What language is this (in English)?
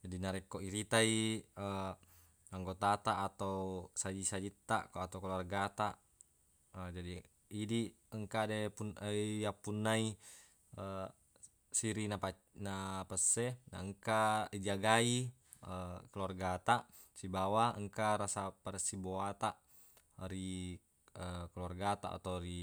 Buginese